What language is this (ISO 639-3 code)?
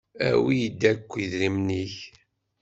kab